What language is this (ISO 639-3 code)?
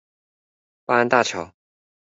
zho